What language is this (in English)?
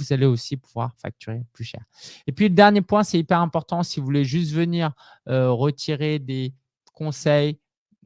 French